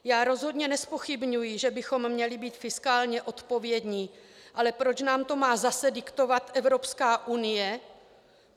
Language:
Czech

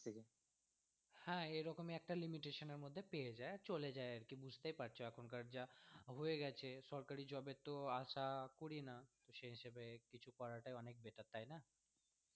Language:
Bangla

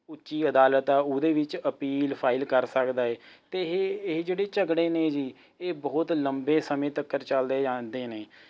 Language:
Punjabi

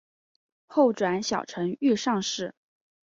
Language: Chinese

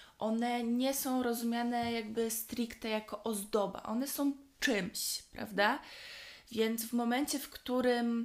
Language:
Polish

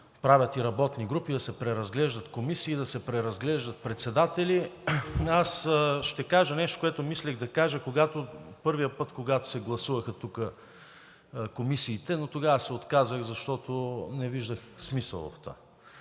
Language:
Bulgarian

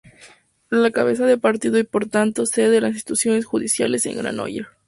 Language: Spanish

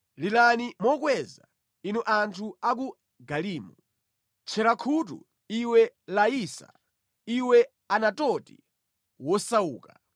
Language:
Nyanja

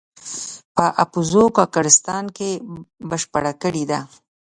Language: Pashto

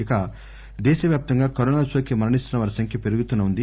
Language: Telugu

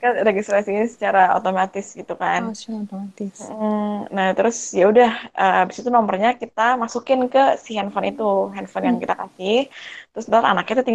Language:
Indonesian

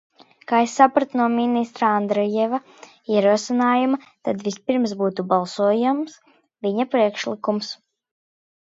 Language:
Latvian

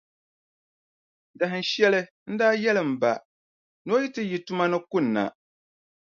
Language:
Dagbani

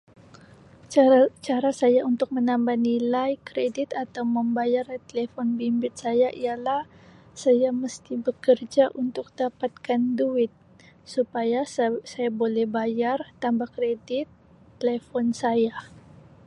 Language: Sabah Malay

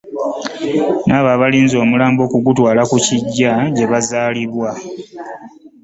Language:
Ganda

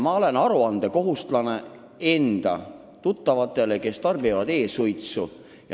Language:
Estonian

